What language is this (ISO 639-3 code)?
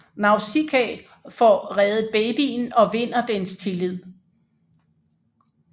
dan